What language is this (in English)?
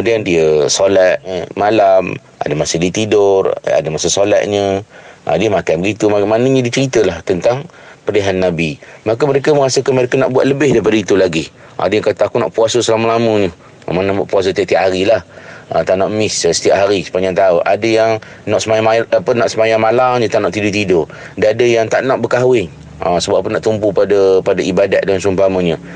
Malay